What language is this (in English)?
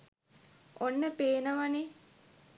Sinhala